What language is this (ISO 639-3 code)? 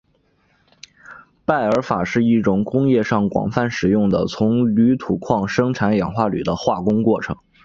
zho